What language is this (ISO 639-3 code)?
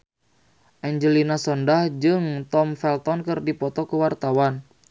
sun